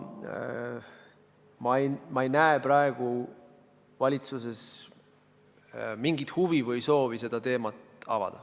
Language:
Estonian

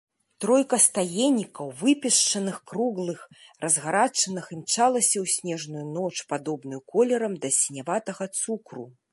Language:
Belarusian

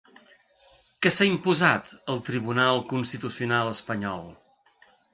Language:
Catalan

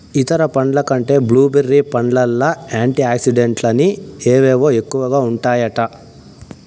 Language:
Telugu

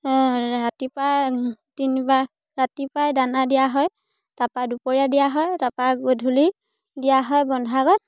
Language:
Assamese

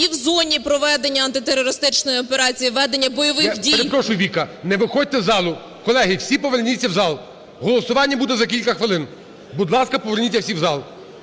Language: Ukrainian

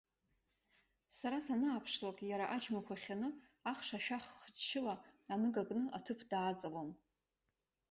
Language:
Abkhazian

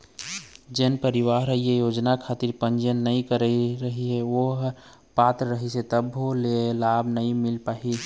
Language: Chhattisgarhi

